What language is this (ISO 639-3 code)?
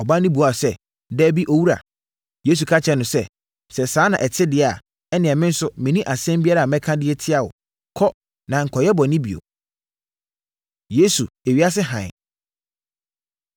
aka